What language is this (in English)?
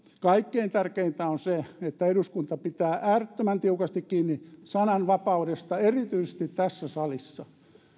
Finnish